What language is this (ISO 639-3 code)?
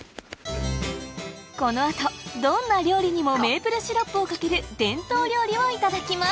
jpn